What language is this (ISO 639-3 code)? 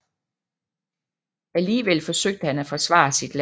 dan